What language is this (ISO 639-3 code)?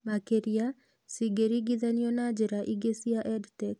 kik